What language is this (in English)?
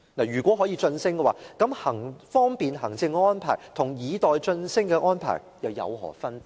Cantonese